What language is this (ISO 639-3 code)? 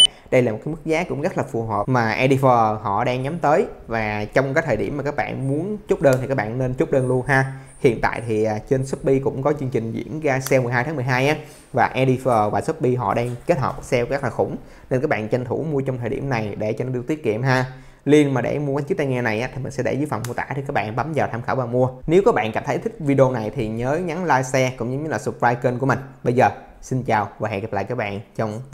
vie